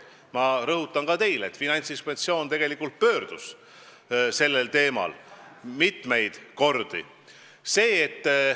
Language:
Estonian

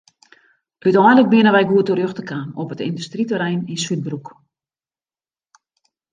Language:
Western Frisian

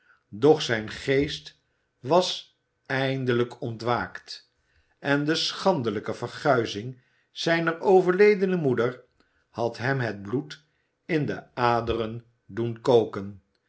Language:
Dutch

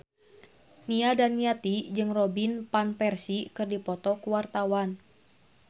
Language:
Sundanese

